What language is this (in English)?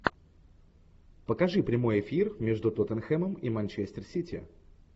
Russian